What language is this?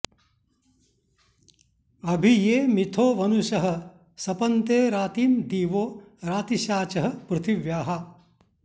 Sanskrit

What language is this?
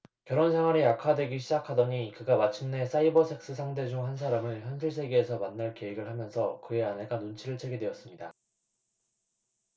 Korean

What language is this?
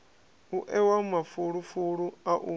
Venda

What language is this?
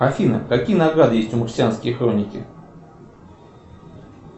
Russian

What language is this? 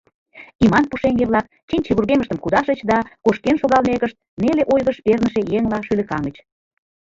Mari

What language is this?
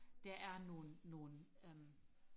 Danish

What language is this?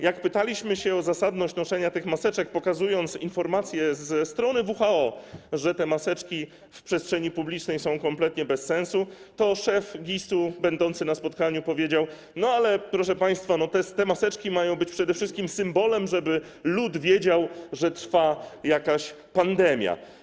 Polish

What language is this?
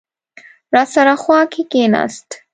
Pashto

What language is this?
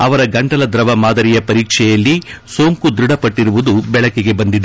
Kannada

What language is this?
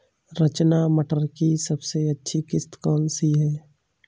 Hindi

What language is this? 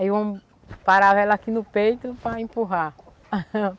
Portuguese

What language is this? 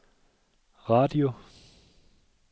Danish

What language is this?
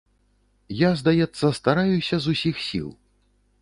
Belarusian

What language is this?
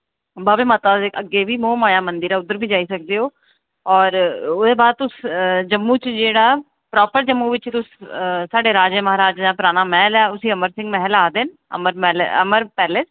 Dogri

